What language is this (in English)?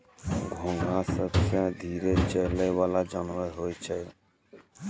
Maithili